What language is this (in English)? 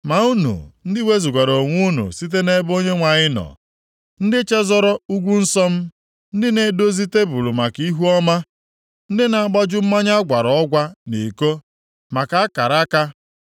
Igbo